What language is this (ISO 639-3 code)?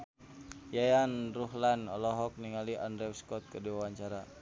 sun